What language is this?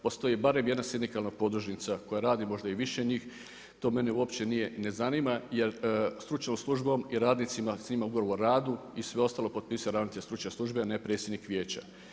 Croatian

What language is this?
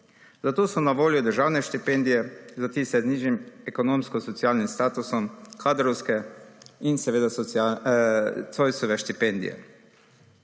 Slovenian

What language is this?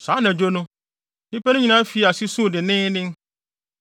Akan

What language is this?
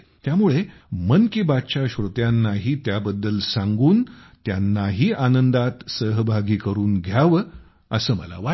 Marathi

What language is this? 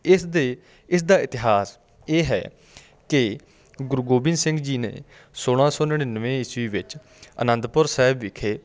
Punjabi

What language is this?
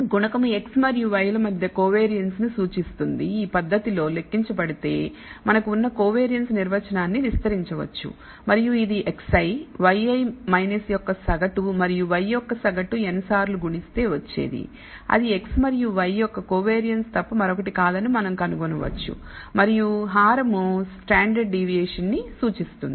Telugu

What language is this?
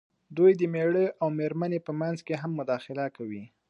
Pashto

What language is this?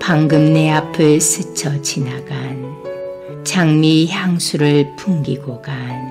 Korean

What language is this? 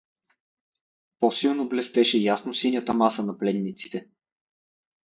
Bulgarian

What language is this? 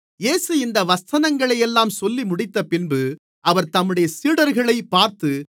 Tamil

